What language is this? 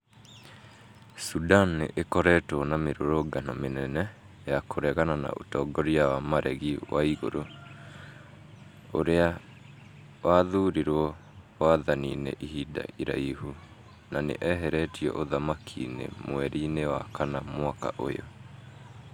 Kikuyu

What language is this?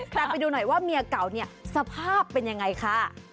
Thai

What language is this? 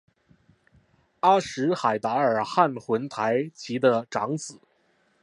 Chinese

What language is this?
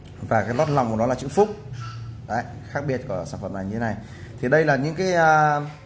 Vietnamese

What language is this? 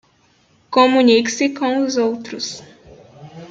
Portuguese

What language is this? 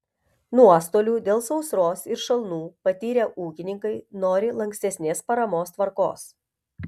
Lithuanian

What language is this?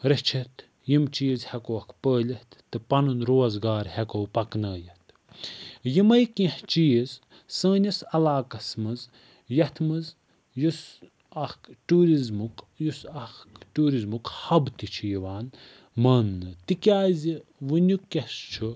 Kashmiri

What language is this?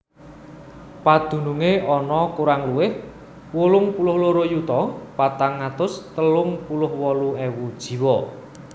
Javanese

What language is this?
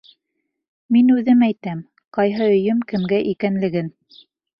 Bashkir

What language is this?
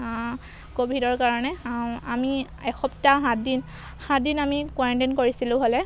Assamese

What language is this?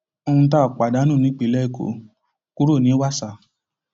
Yoruba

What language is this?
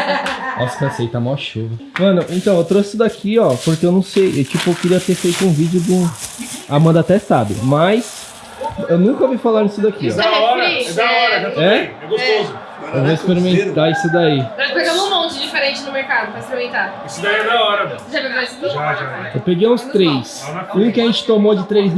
Portuguese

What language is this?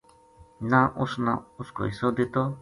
Gujari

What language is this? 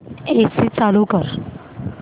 Marathi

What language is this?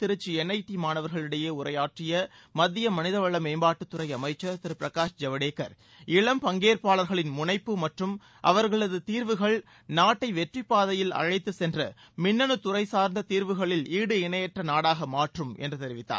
Tamil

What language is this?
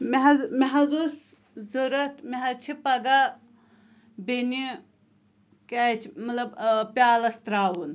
Kashmiri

